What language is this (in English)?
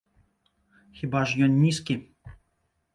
Belarusian